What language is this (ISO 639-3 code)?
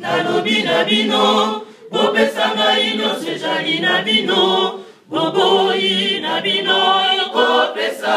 ukr